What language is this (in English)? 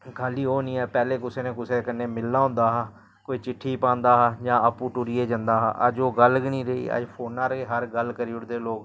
Dogri